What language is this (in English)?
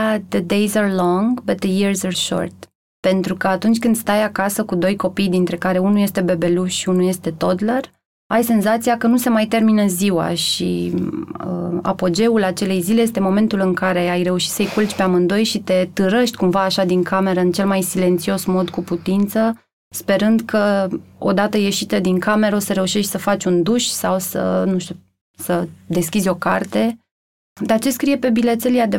Romanian